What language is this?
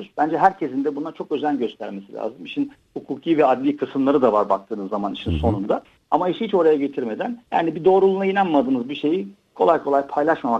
Turkish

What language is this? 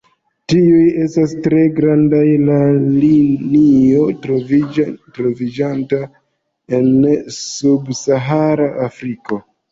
Esperanto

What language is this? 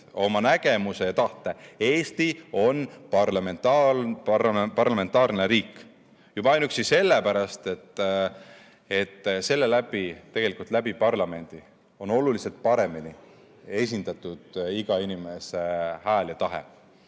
Estonian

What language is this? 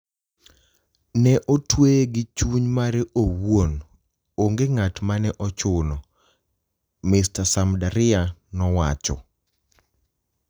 Luo (Kenya and Tanzania)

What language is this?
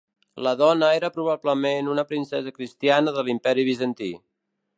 Catalan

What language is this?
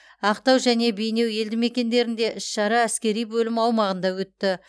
Kazakh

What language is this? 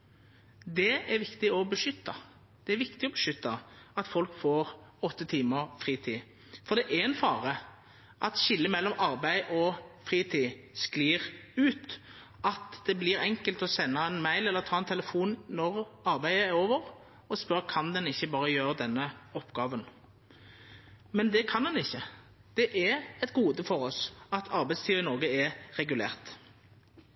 Norwegian Nynorsk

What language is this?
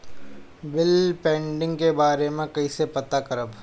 Bhojpuri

